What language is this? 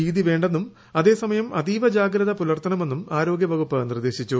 Malayalam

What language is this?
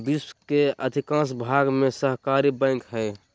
Magahi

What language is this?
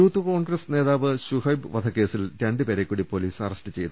Malayalam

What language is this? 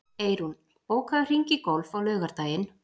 Icelandic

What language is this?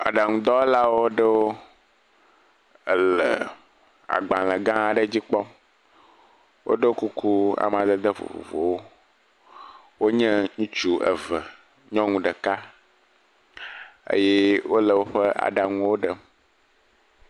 Ewe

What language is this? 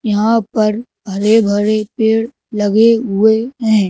Hindi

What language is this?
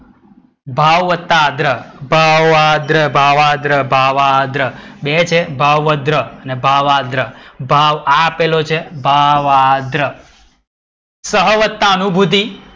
Gujarati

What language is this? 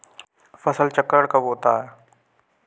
Hindi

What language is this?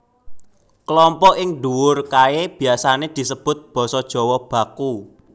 Javanese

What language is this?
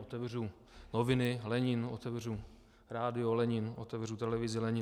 Czech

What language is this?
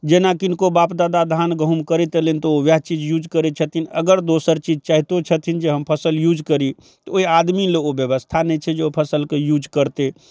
Maithili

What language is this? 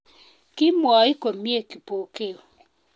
Kalenjin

